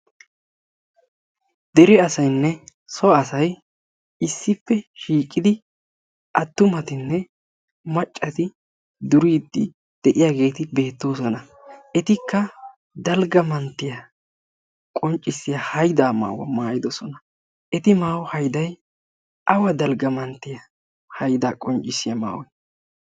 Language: Wolaytta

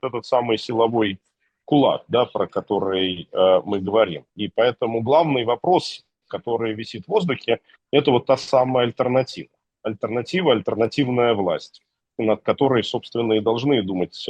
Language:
Russian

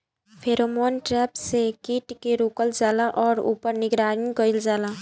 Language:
Bhojpuri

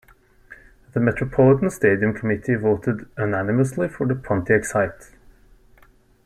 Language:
English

